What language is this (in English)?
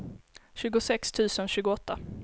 Swedish